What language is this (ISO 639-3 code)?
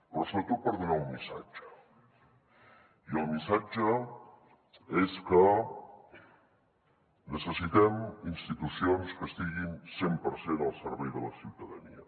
cat